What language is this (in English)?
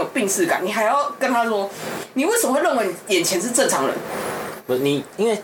Chinese